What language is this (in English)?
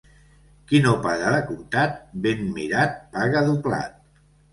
Catalan